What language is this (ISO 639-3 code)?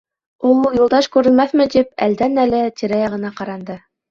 bak